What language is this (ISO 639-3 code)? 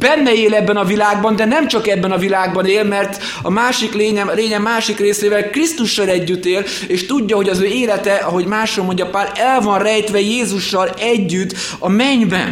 hun